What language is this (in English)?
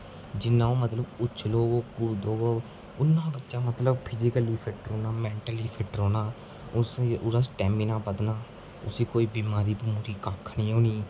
Dogri